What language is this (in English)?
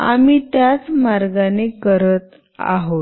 Marathi